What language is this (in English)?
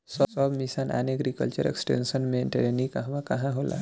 Bhojpuri